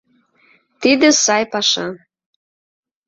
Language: Mari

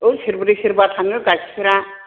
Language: Bodo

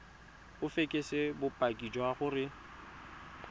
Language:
Tswana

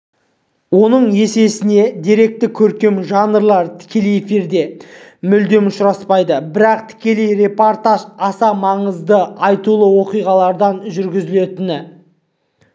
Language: Kazakh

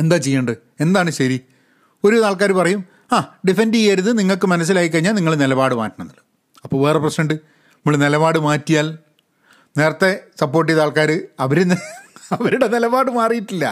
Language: Malayalam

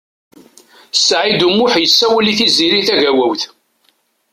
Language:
Kabyle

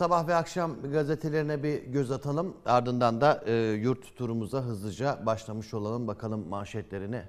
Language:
Turkish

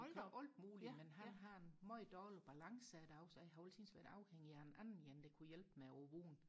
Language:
Danish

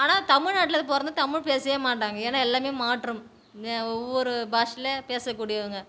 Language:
Tamil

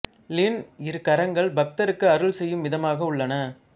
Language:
Tamil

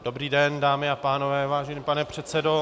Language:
Czech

